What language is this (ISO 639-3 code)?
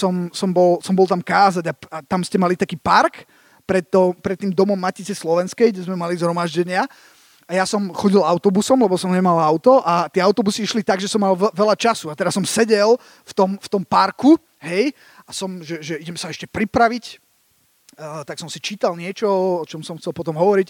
slk